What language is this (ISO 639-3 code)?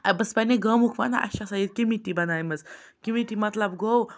kas